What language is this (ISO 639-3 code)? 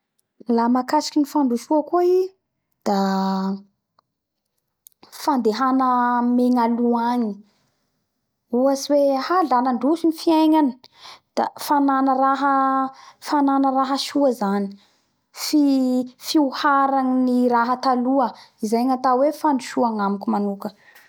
bhr